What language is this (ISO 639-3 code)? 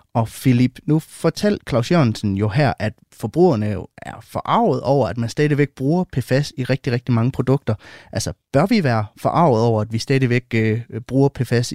dan